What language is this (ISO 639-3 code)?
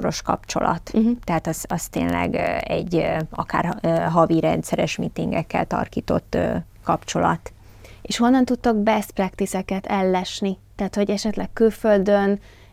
hun